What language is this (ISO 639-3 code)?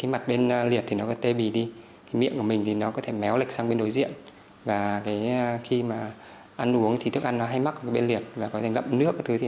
vie